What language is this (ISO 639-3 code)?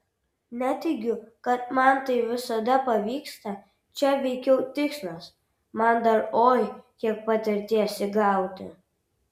lit